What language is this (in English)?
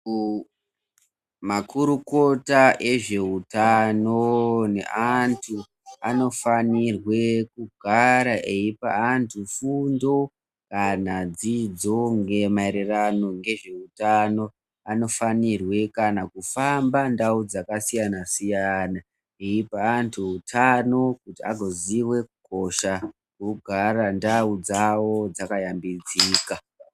Ndau